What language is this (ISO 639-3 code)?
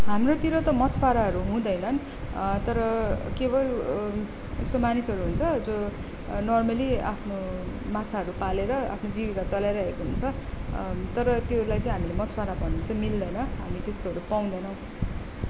nep